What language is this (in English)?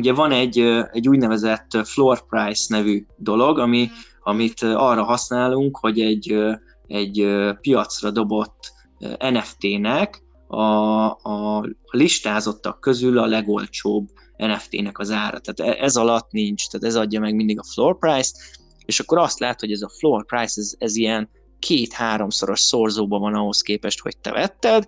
Hungarian